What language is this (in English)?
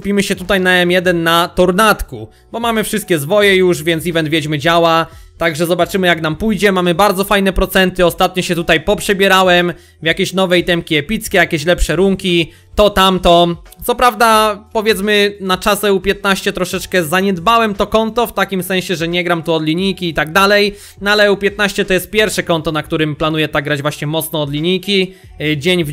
Polish